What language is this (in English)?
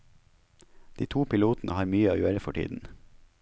Norwegian